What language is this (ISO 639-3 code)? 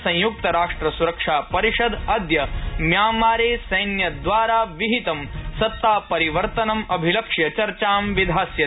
san